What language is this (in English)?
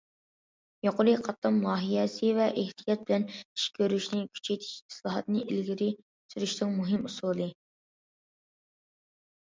Uyghur